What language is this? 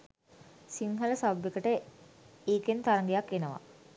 Sinhala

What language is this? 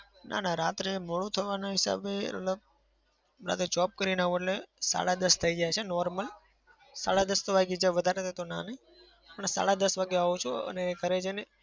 Gujarati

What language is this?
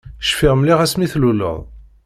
Kabyle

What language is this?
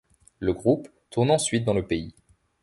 French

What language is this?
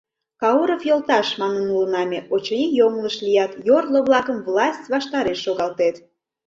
Mari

